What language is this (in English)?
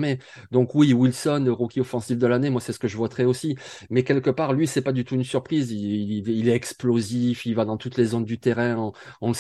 French